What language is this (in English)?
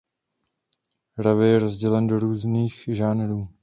Czech